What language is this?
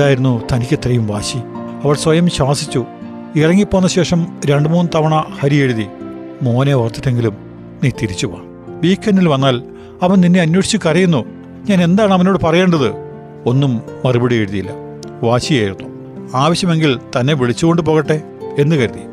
Malayalam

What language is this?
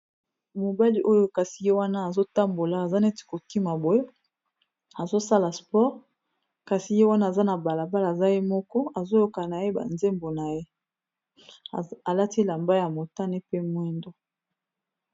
Lingala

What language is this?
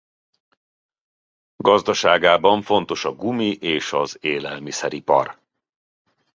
Hungarian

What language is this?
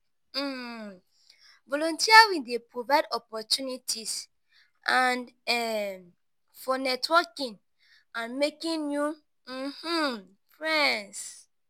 Nigerian Pidgin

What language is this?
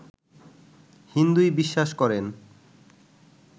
Bangla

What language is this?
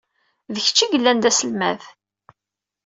Kabyle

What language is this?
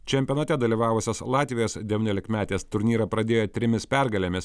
Lithuanian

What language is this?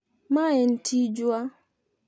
Luo (Kenya and Tanzania)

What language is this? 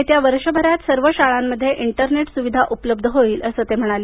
Marathi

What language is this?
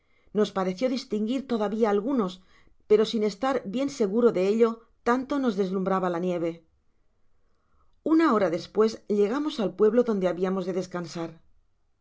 Spanish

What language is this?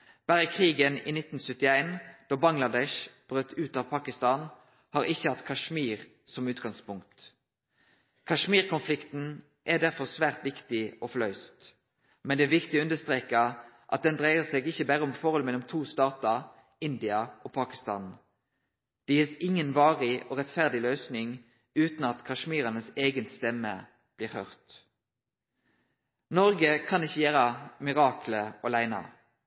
Norwegian Nynorsk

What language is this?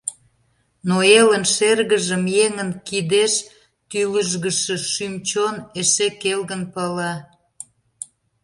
Mari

